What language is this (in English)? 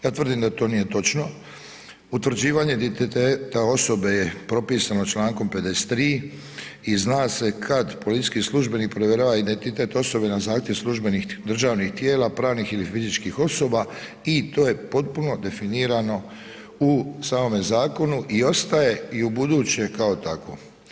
Croatian